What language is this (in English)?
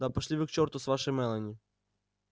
Russian